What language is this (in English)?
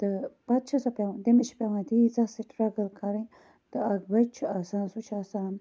Kashmiri